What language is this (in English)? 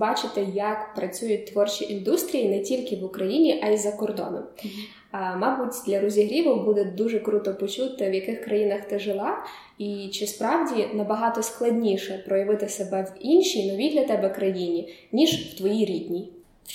Ukrainian